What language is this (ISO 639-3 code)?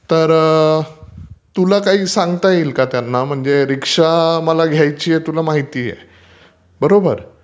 mar